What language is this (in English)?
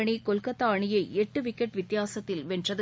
Tamil